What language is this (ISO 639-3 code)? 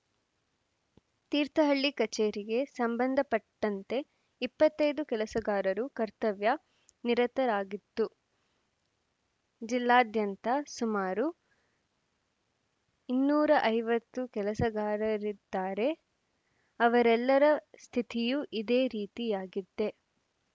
kan